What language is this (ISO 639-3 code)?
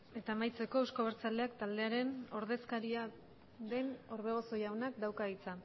eus